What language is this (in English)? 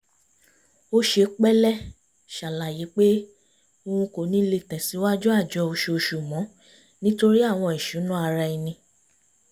Yoruba